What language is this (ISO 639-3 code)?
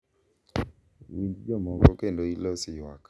luo